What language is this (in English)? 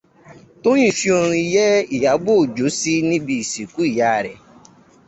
Yoruba